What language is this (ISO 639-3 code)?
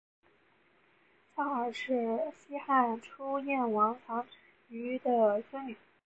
zho